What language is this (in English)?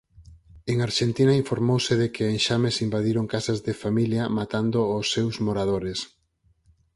Galician